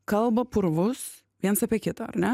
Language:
Lithuanian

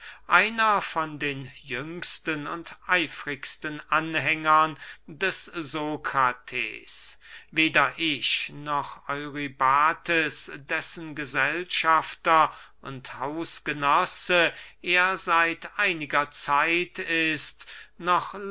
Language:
German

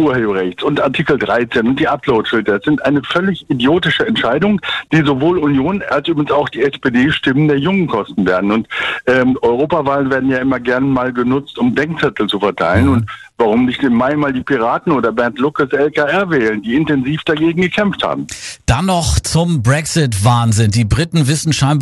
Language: German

